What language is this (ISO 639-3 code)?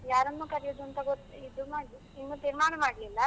kan